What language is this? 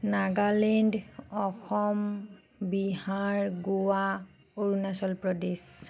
Assamese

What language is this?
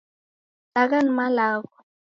Taita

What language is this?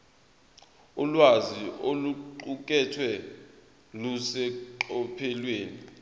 Zulu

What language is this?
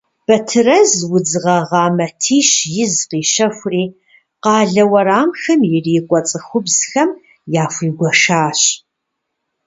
Kabardian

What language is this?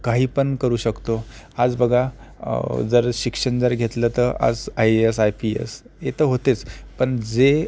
Marathi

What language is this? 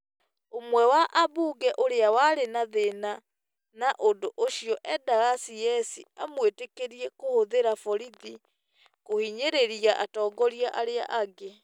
Kikuyu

